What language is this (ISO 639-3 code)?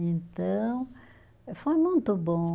por